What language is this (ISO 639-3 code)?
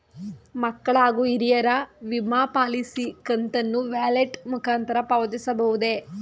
kan